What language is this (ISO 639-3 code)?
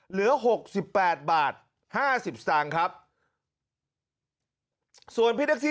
tha